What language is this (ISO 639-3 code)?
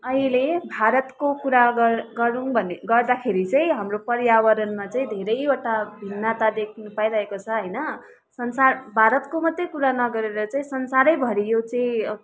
nep